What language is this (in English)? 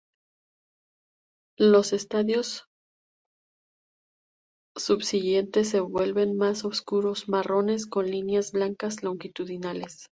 Spanish